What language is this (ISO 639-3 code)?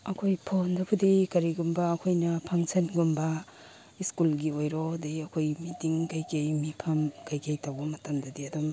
mni